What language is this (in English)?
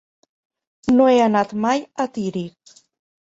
Catalan